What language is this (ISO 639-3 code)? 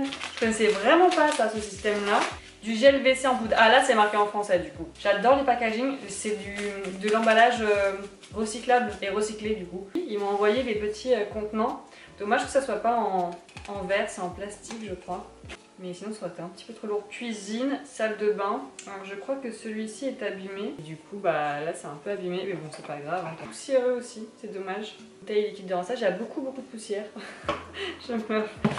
fra